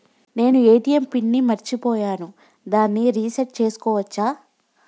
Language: Telugu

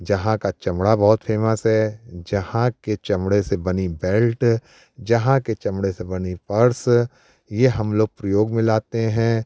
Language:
Hindi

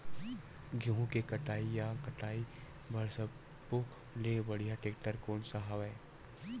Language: Chhattisgarhi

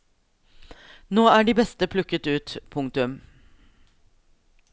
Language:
Norwegian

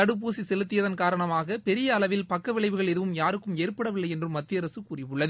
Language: Tamil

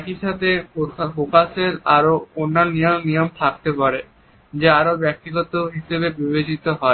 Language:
Bangla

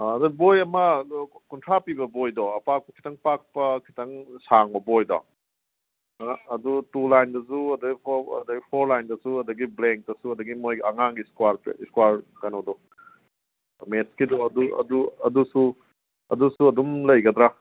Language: Manipuri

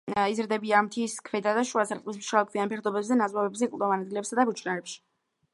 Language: Georgian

